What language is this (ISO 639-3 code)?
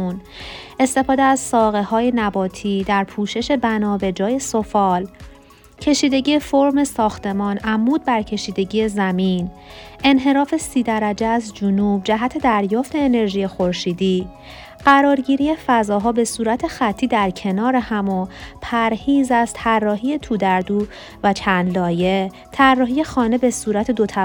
fas